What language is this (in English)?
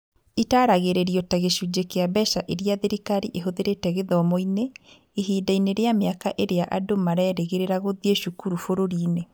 Kikuyu